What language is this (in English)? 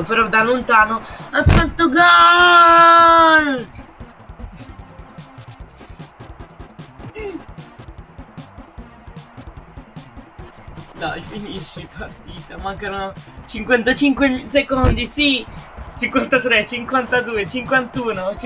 Italian